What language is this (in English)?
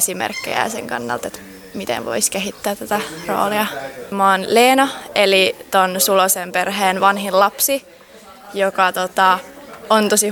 Finnish